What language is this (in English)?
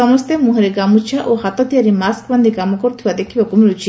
Odia